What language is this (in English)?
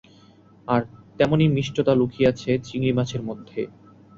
Bangla